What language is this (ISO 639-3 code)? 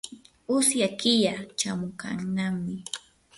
qur